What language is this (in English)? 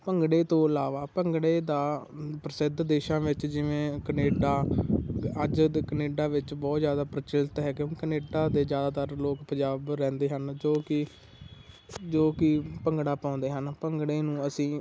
Punjabi